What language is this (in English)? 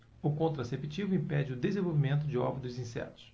Portuguese